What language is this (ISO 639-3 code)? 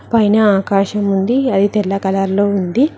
tel